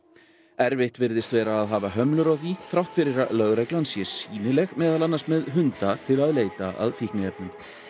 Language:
Icelandic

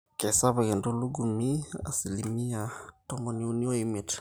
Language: Masai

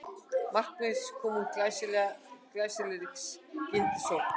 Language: Icelandic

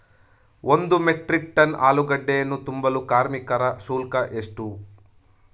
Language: Kannada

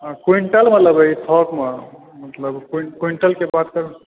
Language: Maithili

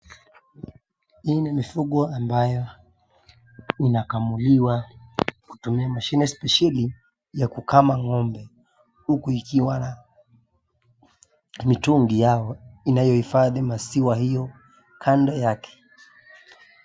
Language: Swahili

